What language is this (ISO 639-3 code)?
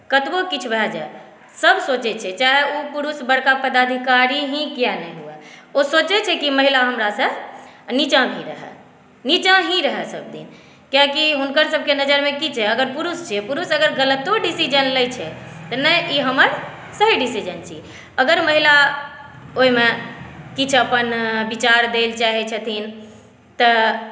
mai